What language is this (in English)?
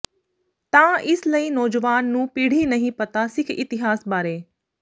Punjabi